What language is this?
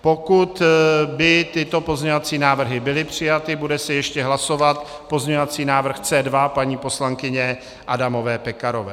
Czech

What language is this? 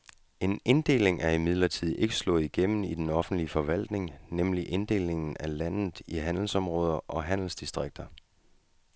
Danish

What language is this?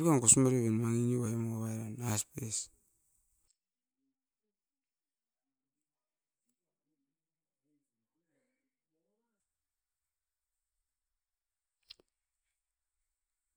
Askopan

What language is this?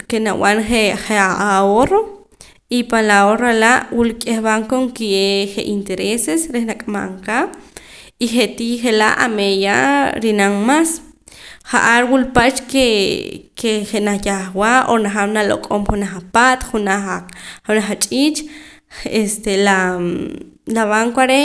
Poqomam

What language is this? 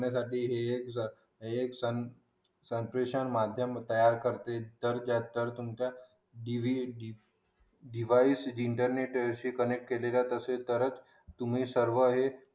Marathi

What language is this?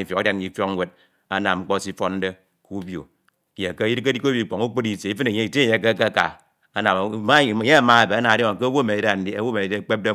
Ito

